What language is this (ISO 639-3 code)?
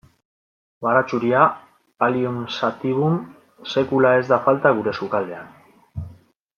eus